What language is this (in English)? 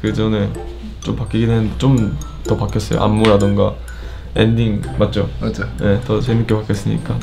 Korean